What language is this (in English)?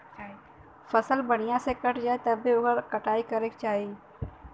Bhojpuri